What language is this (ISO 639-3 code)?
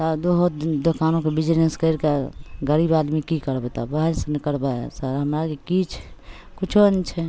mai